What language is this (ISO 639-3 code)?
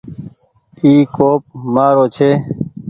gig